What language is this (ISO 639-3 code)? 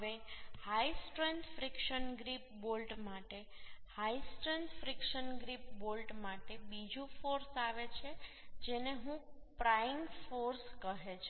guj